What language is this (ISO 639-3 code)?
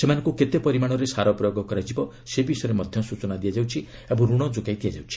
ori